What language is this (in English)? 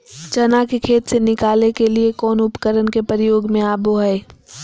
Magahi